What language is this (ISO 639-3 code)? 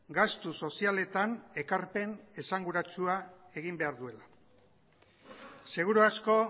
eus